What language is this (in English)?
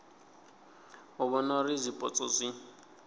Venda